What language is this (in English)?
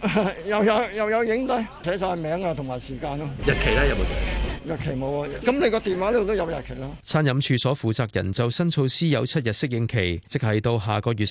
Chinese